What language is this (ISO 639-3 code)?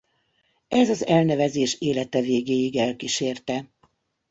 hun